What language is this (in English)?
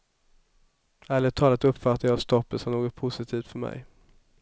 Swedish